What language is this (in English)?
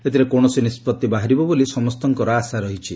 Odia